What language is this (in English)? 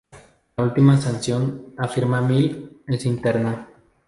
Spanish